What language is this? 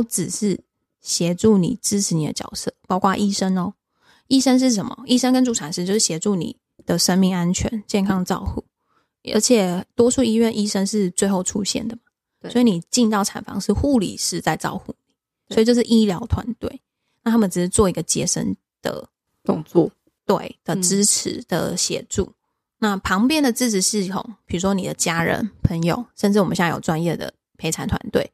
Chinese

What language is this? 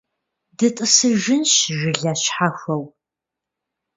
Kabardian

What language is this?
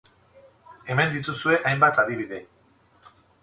Basque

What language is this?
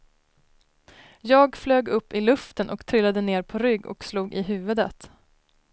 Swedish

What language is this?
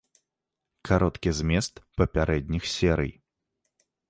Belarusian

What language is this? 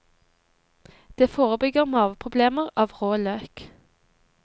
Norwegian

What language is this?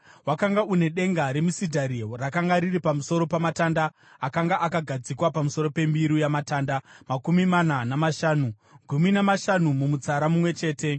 Shona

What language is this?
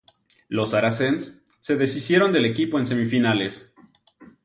Spanish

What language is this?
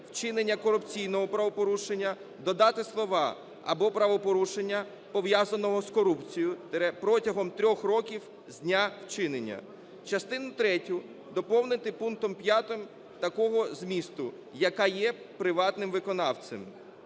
Ukrainian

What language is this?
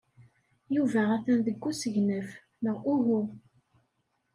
Kabyle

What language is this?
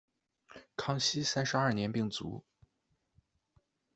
Chinese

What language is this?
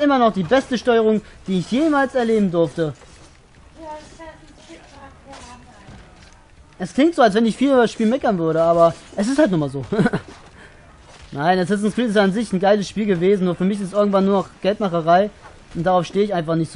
German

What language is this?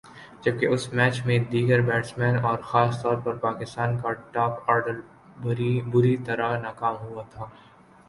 Urdu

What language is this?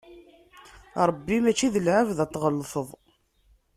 Kabyle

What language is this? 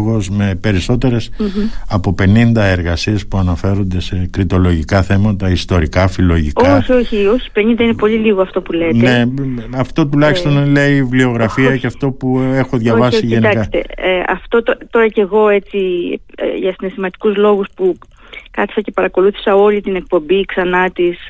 Greek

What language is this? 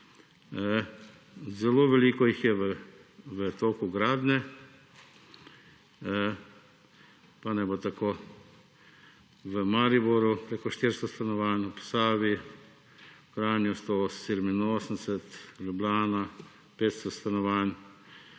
Slovenian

